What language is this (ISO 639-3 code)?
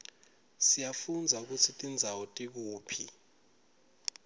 ssw